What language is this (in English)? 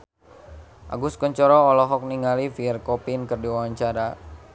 Sundanese